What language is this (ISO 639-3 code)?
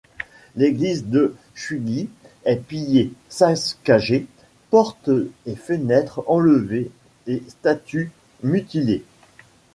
fra